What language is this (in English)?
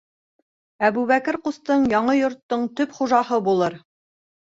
Bashkir